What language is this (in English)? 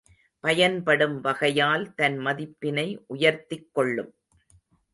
Tamil